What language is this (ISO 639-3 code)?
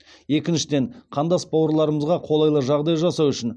kaz